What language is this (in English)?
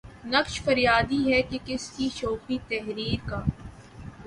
Urdu